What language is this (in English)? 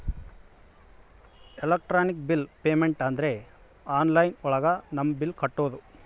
Kannada